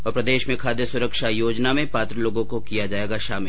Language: Hindi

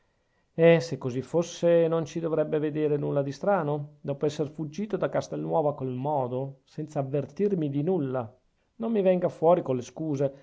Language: Italian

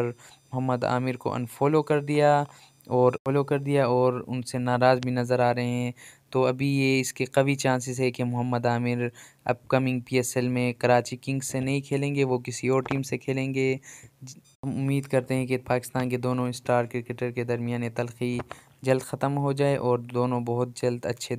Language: Hindi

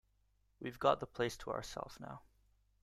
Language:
English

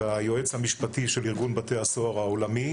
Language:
Hebrew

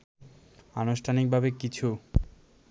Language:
Bangla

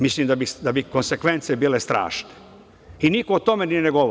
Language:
Serbian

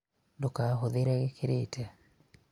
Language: Kikuyu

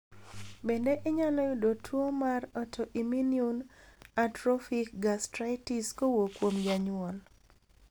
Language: Luo (Kenya and Tanzania)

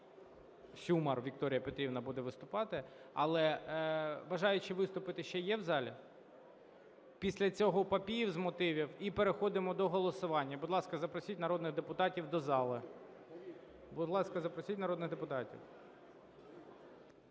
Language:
Ukrainian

